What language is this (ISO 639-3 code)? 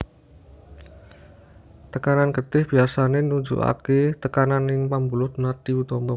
jav